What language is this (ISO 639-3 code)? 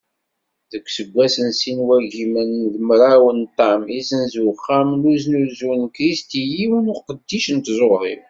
kab